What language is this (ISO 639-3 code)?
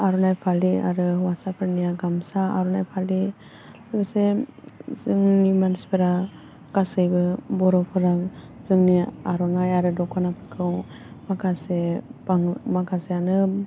brx